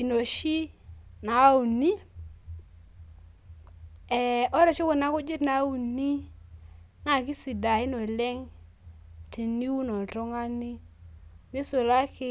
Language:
Masai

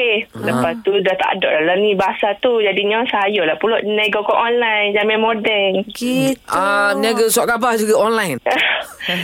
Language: Malay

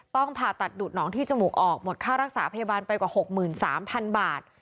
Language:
Thai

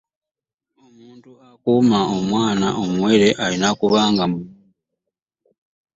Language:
Ganda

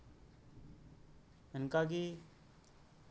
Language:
Santali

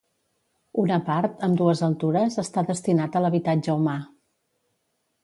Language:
Catalan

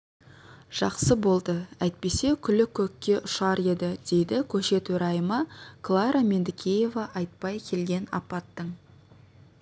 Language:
Kazakh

